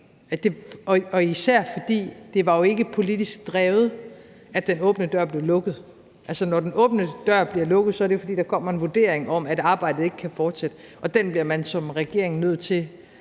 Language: Danish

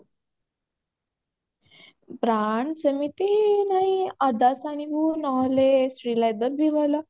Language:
Odia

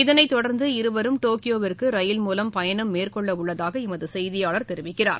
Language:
Tamil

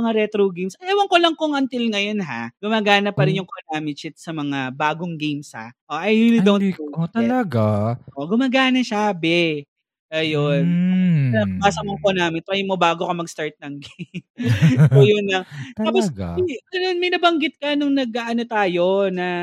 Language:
Filipino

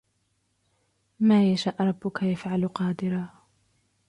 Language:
Arabic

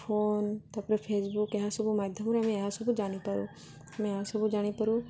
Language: Odia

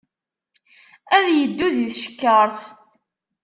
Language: Kabyle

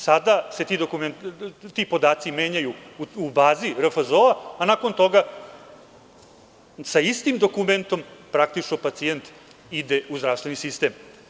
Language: Serbian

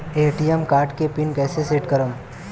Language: Bhojpuri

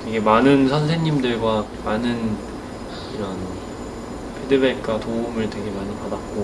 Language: Korean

